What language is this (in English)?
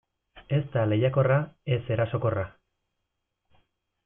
Basque